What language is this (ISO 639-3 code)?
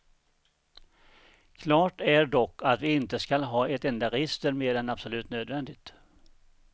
swe